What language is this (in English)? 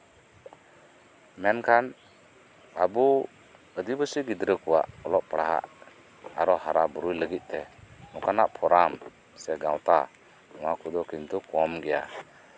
Santali